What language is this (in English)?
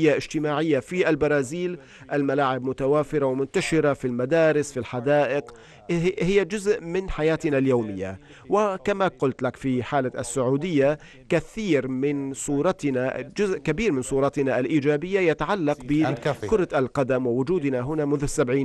Arabic